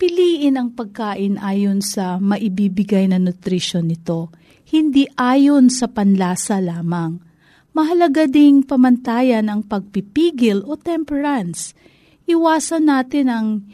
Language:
Filipino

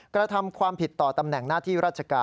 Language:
Thai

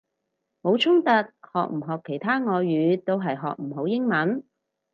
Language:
Cantonese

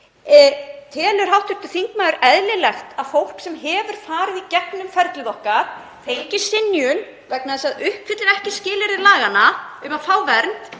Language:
Icelandic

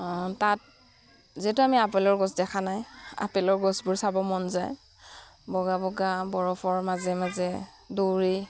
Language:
Assamese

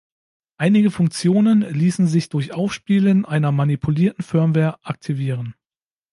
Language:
German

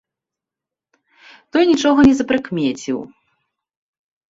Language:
Belarusian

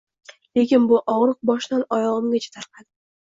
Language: Uzbek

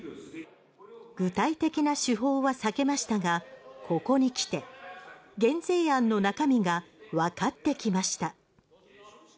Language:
Japanese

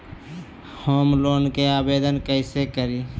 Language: Magahi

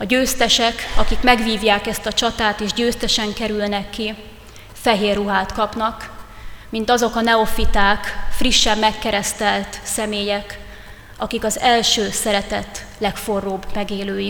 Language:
Hungarian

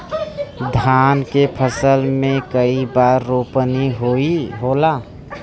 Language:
Bhojpuri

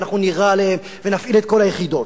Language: Hebrew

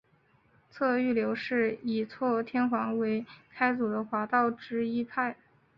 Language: Chinese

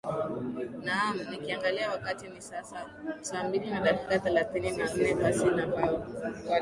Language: Swahili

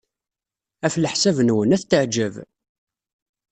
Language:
Kabyle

